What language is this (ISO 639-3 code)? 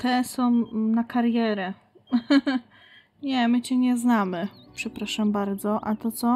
pol